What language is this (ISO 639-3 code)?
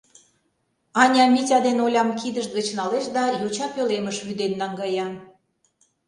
chm